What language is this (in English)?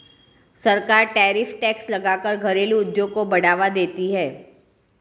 Hindi